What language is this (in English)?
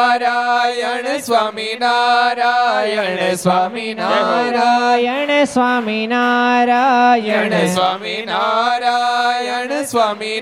Gujarati